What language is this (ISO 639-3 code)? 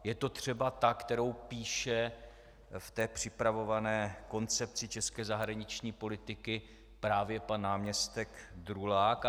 ces